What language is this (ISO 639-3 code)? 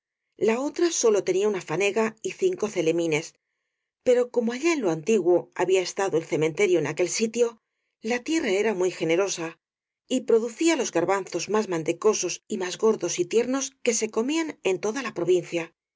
spa